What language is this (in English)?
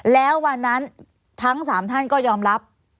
Thai